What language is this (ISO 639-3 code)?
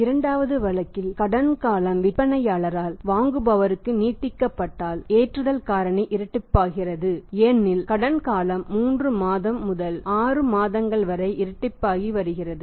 tam